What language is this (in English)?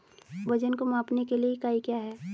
Hindi